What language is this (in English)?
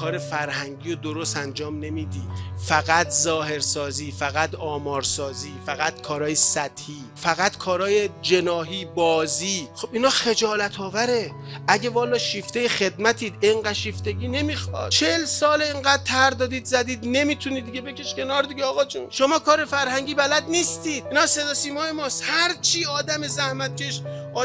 Persian